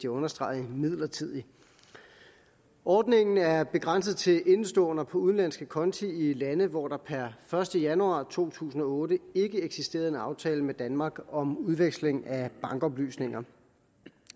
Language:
Danish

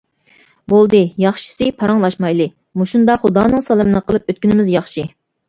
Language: Uyghur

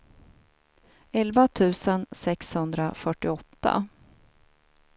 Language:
Swedish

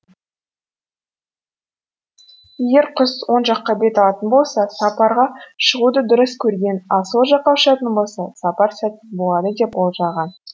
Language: Kazakh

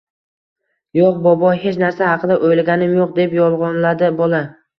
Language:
Uzbek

